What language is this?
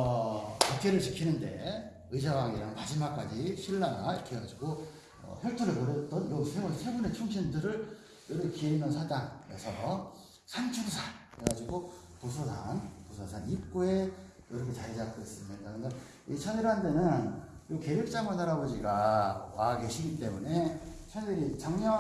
Korean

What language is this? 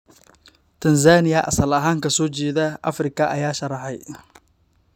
Somali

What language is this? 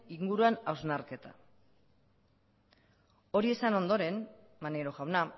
Basque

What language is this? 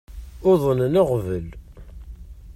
Kabyle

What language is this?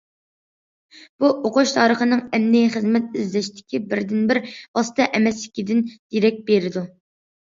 Uyghur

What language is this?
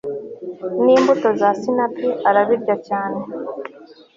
Kinyarwanda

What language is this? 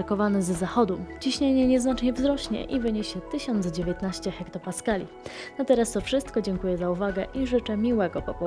Polish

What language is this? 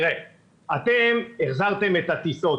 Hebrew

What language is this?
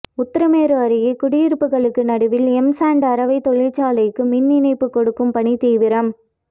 Tamil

